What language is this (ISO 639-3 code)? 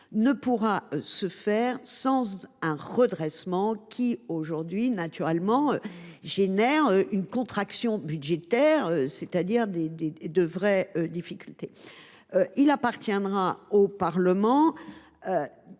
fra